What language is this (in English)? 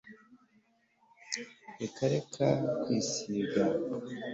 Kinyarwanda